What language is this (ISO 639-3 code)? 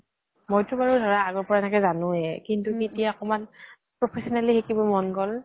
asm